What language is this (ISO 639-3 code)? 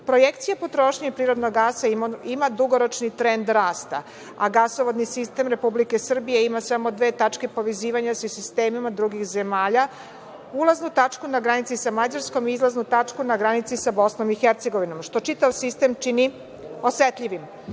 srp